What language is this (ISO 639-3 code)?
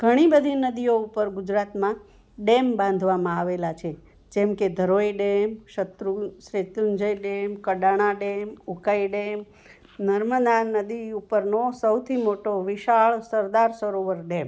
guj